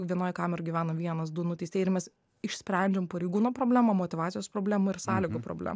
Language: Lithuanian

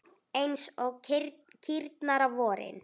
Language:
Icelandic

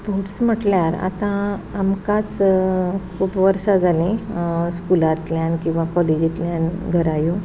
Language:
Konkani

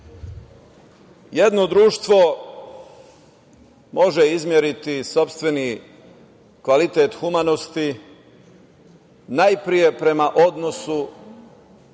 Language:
Serbian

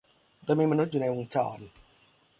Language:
Thai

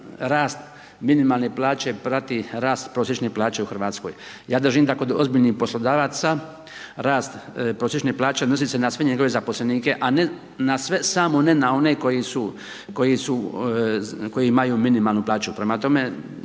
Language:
Croatian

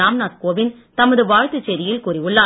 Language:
Tamil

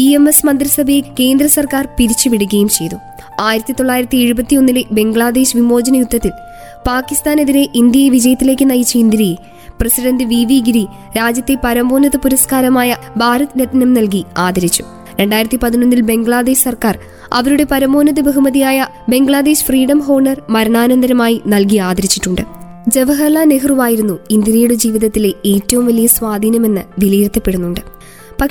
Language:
Malayalam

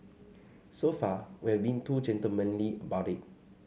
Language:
English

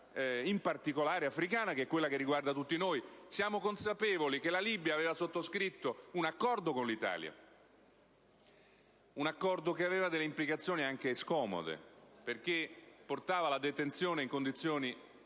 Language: Italian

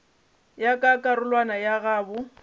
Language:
Northern Sotho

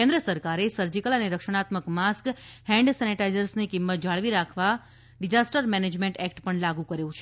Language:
Gujarati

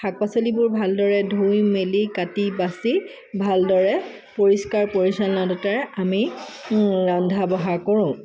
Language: Assamese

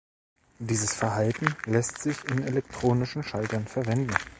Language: German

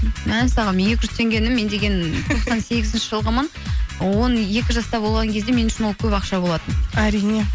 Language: Kazakh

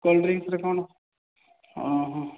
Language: Odia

